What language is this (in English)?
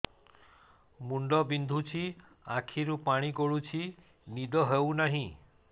Odia